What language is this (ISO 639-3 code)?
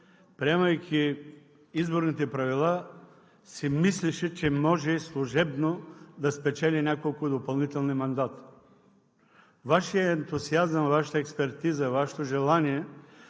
bul